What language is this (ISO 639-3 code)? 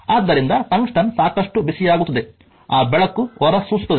kan